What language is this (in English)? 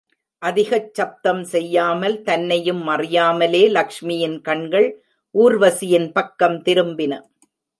Tamil